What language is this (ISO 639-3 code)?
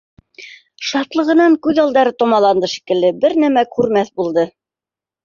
bak